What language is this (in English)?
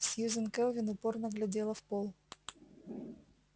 Russian